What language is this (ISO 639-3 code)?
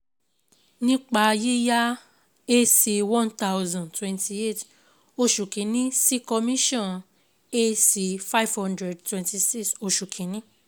yor